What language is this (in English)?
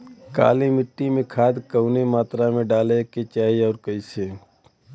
Bhojpuri